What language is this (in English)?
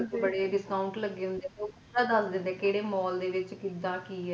Punjabi